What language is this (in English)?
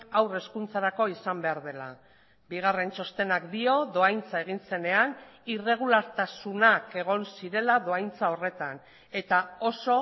Basque